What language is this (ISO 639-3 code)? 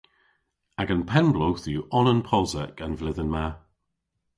cor